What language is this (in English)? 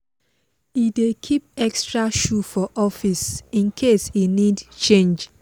Nigerian Pidgin